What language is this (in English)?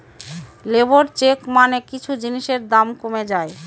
Bangla